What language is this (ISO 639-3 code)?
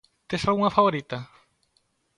glg